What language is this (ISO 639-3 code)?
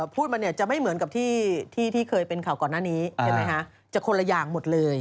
tha